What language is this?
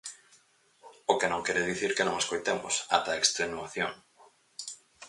Galician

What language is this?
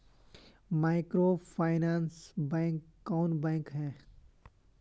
Magahi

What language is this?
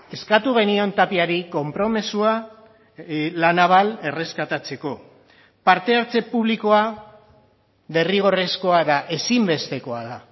Basque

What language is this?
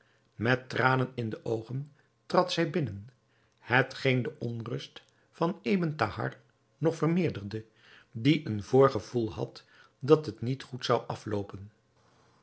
Dutch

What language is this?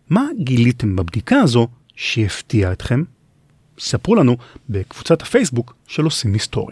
Hebrew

